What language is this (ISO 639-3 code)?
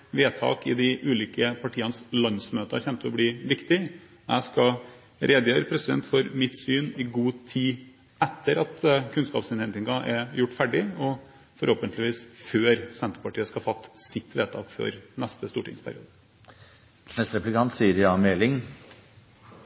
nob